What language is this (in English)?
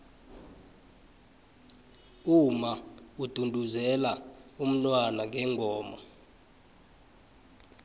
South Ndebele